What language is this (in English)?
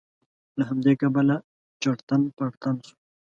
Pashto